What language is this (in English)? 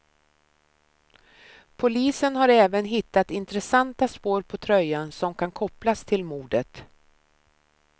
Swedish